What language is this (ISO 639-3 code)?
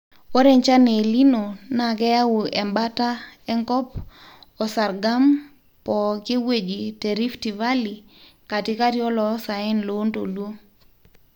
mas